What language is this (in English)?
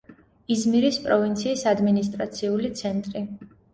Georgian